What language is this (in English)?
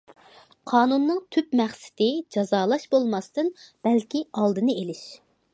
Uyghur